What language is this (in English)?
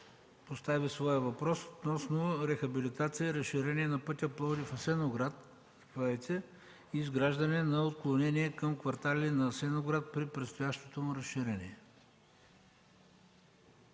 Bulgarian